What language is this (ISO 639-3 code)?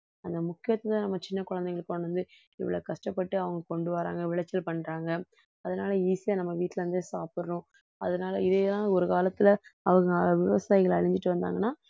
tam